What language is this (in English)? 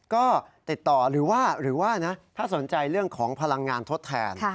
Thai